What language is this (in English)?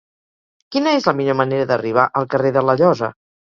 Catalan